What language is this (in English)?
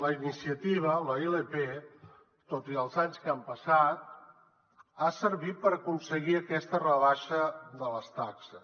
Catalan